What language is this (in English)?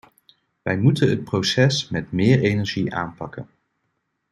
Dutch